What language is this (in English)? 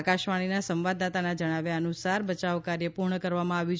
Gujarati